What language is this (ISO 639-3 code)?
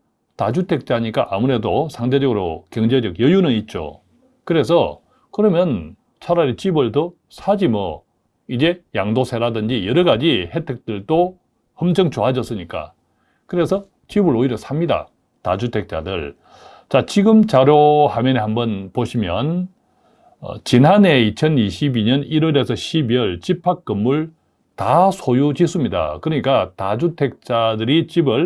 kor